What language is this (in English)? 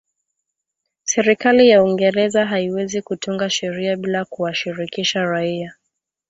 Swahili